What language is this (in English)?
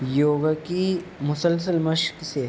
Urdu